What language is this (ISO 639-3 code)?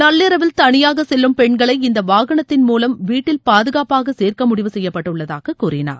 tam